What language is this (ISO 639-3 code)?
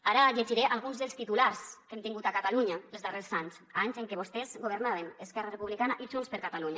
cat